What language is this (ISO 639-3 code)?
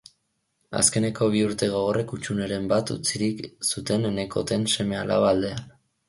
eus